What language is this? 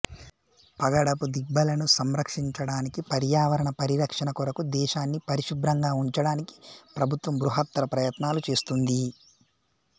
Telugu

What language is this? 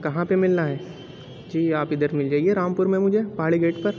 Urdu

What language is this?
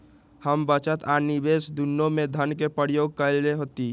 Magahi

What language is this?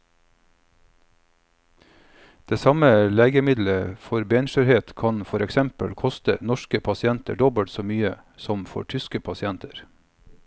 Norwegian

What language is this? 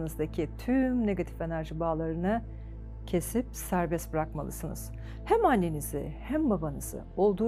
Turkish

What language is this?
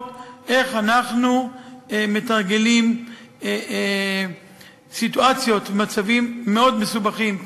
Hebrew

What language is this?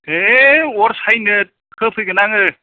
Bodo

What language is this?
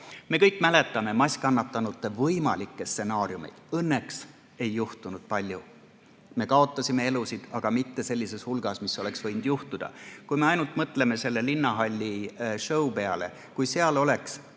Estonian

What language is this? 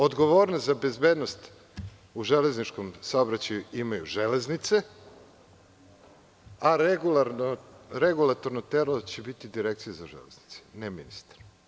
Serbian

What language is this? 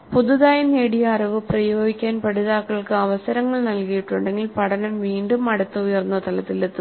Malayalam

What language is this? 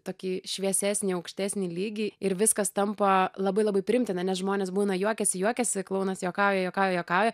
Lithuanian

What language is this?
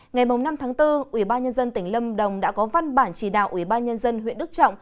Vietnamese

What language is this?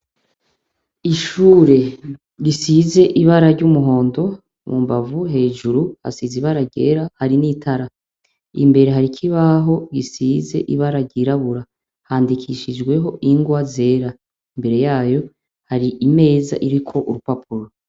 Rundi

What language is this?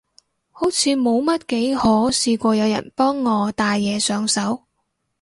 Cantonese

